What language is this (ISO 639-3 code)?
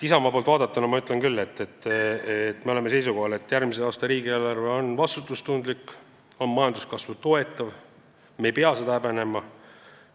est